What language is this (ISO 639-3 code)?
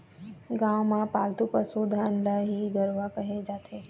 hne